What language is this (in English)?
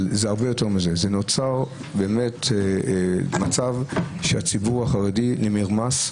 Hebrew